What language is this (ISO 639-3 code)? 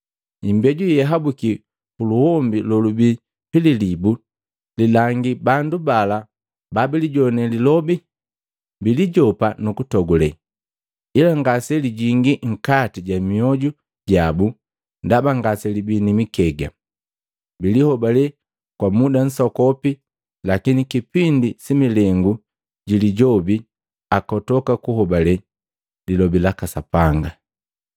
mgv